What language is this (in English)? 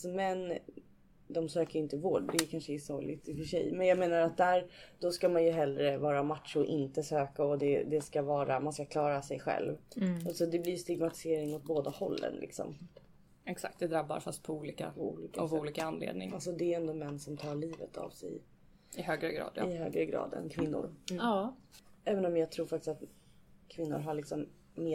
Swedish